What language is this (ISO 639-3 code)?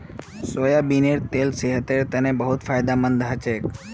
mag